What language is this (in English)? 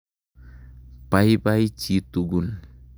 Kalenjin